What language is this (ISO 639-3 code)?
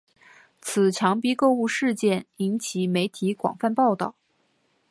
zho